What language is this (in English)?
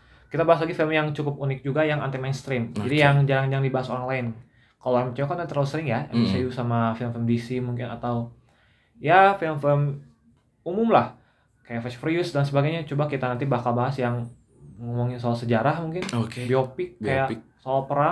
Indonesian